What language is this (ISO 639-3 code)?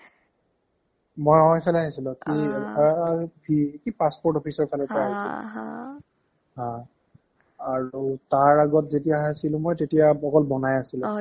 asm